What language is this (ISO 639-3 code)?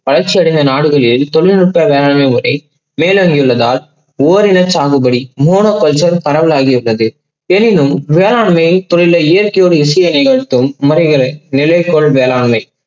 tam